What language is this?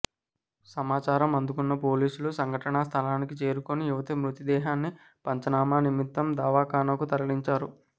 Telugu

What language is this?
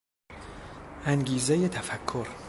Persian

